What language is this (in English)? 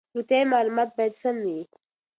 Pashto